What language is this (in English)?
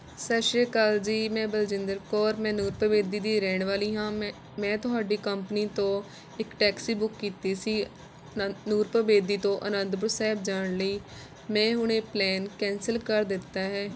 Punjabi